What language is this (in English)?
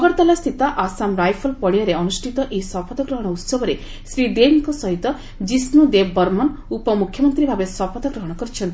Odia